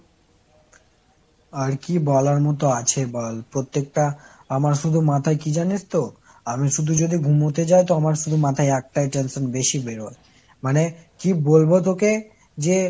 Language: Bangla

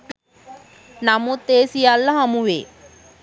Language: Sinhala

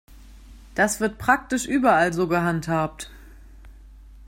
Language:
German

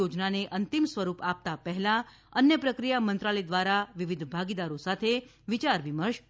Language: Gujarati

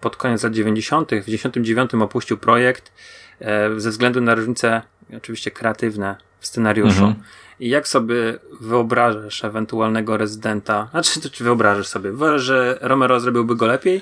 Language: Polish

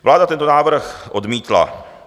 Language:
Czech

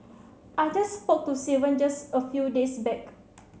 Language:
English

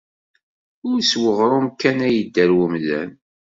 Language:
Kabyle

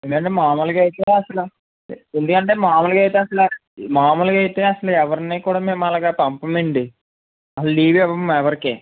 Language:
Telugu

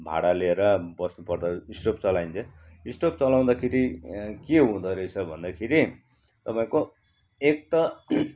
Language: Nepali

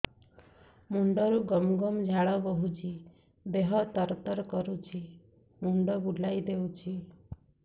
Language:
Odia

